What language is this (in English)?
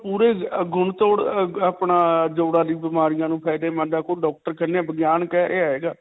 Punjabi